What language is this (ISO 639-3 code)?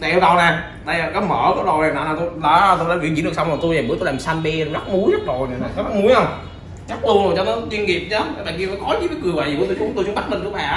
vie